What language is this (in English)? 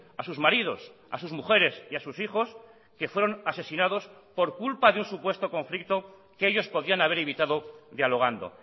Spanish